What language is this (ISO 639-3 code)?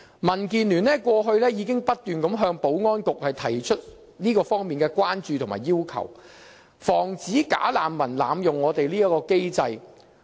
yue